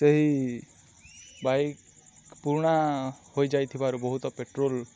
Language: Odia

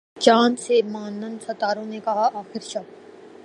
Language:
Urdu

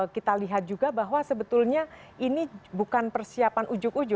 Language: Indonesian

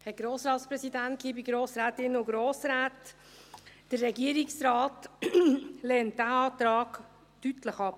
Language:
Swiss German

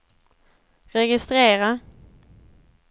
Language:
Swedish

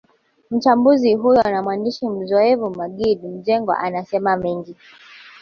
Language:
Swahili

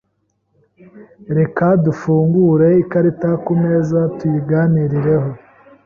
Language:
Kinyarwanda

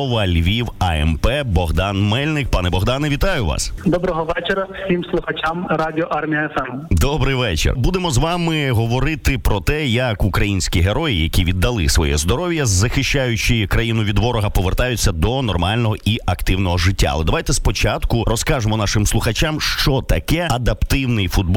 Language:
Ukrainian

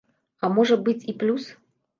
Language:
Belarusian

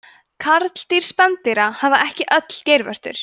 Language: Icelandic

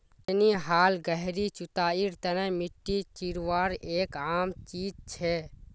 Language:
Magahi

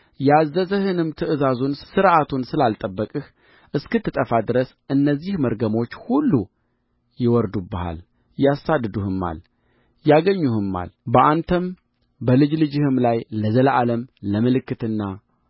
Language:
Amharic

